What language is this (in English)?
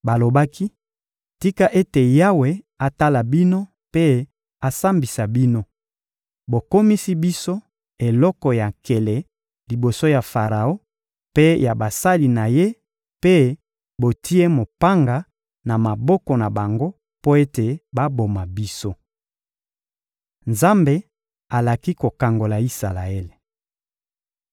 Lingala